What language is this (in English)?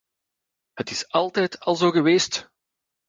Dutch